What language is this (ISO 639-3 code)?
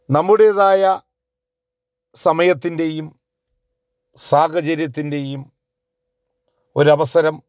mal